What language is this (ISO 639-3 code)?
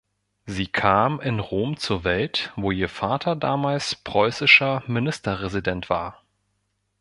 deu